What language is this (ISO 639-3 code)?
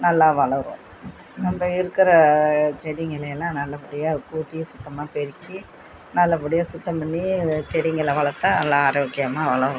tam